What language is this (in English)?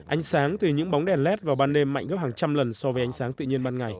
Vietnamese